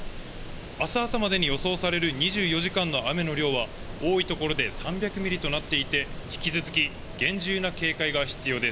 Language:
Japanese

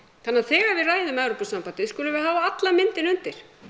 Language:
Icelandic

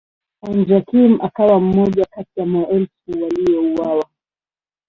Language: Swahili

